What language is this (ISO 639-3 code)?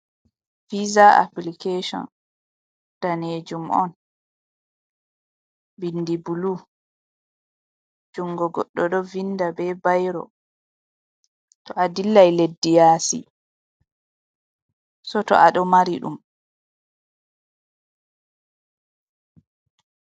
ful